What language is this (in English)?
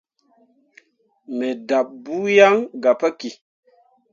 Mundang